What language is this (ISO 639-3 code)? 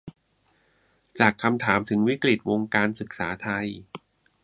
tha